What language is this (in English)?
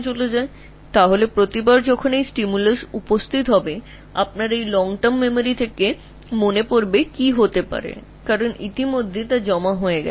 Bangla